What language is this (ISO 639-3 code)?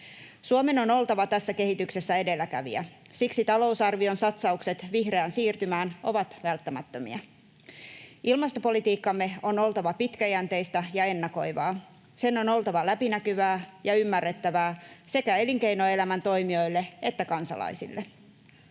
fin